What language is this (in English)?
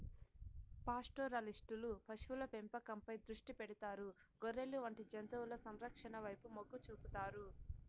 Telugu